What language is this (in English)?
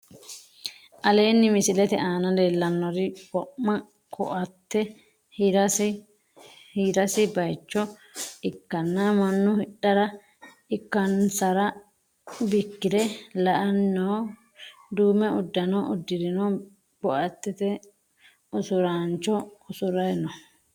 Sidamo